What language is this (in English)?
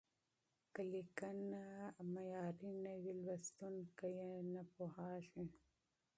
Pashto